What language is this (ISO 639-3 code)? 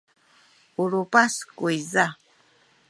szy